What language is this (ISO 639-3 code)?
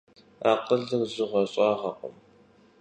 kbd